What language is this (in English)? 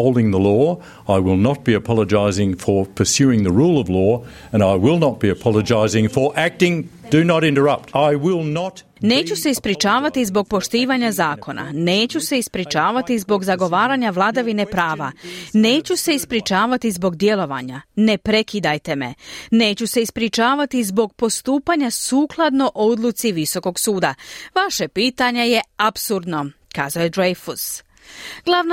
Croatian